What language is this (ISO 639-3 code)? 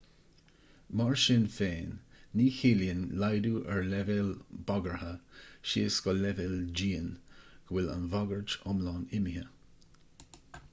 gle